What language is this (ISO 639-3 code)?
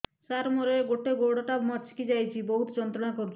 ori